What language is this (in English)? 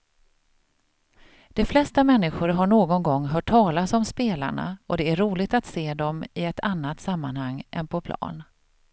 Swedish